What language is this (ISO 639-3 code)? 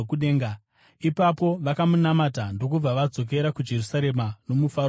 sna